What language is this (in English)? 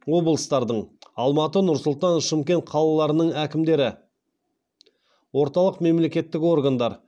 Kazakh